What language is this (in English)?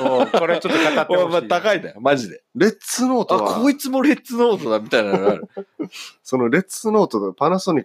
Japanese